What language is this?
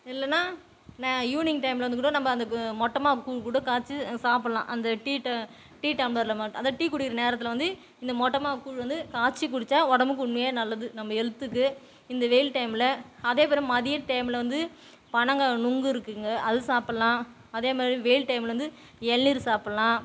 Tamil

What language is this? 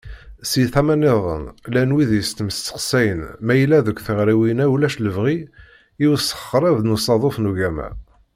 Kabyle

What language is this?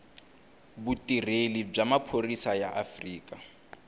Tsonga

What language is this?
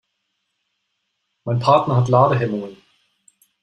German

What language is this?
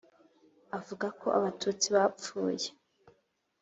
Kinyarwanda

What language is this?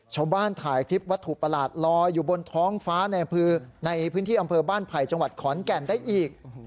Thai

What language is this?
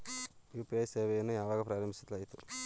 Kannada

